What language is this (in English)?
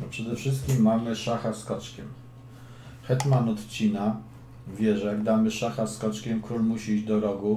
Polish